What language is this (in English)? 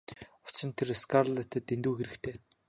Mongolian